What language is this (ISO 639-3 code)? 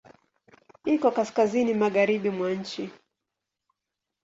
swa